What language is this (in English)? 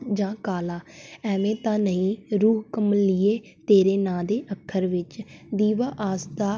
Punjabi